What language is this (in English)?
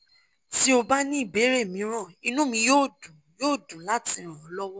Yoruba